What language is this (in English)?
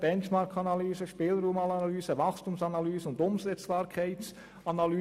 Swiss German